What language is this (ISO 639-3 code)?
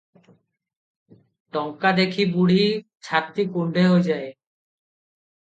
ori